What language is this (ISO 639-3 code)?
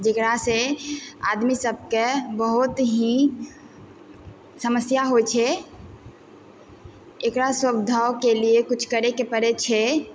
mai